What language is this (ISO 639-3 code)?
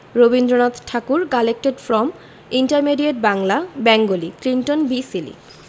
ben